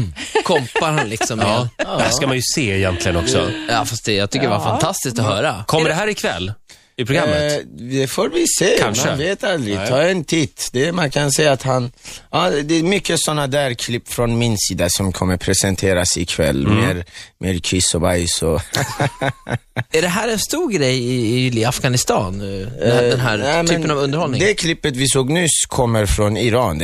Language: Swedish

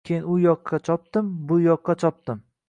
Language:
Uzbek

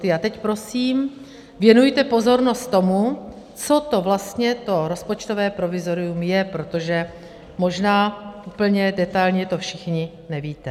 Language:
Czech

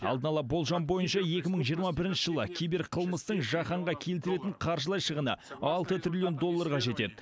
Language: Kazakh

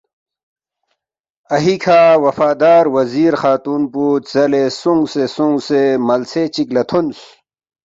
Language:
Balti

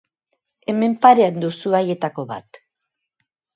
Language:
Basque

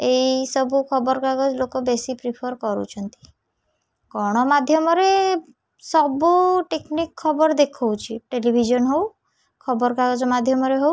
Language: Odia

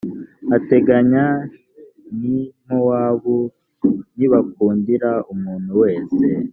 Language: Kinyarwanda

